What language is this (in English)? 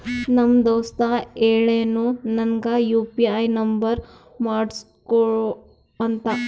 Kannada